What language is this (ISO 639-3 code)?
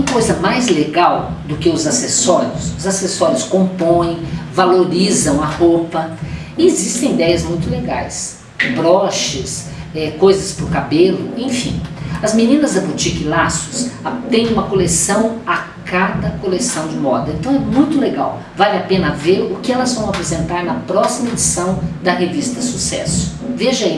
por